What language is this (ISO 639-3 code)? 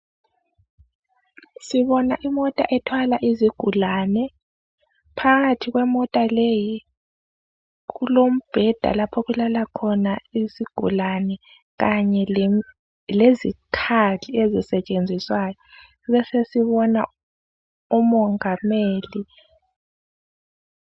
nde